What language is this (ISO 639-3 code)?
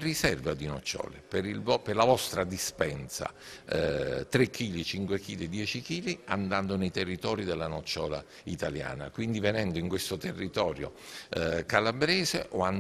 ita